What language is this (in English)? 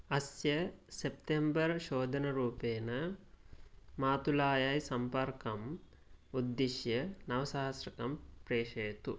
Sanskrit